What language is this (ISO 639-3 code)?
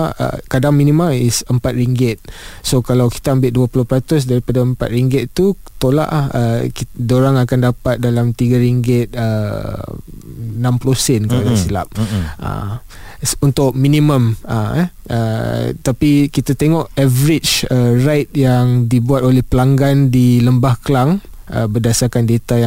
msa